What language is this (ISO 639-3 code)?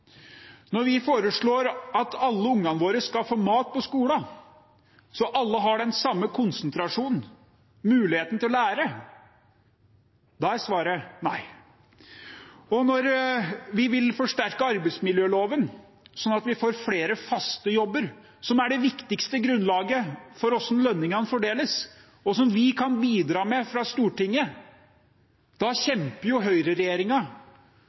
nob